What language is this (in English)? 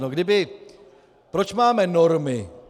Czech